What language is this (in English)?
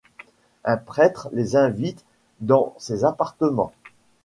French